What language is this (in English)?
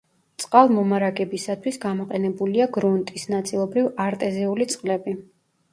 Georgian